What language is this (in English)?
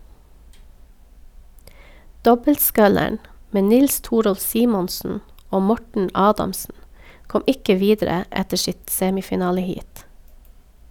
Norwegian